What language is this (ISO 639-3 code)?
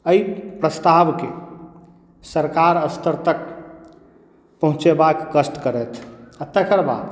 mai